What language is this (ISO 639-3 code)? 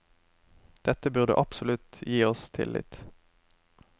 nor